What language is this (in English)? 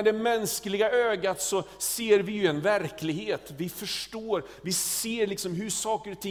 Swedish